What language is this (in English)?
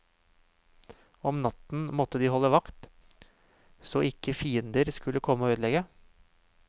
Norwegian